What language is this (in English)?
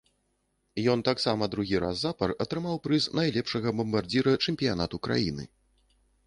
Belarusian